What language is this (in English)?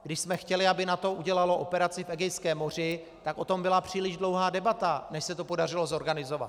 Czech